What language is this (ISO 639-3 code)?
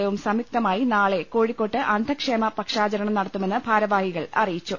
mal